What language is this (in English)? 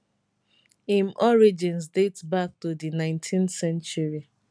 Nigerian Pidgin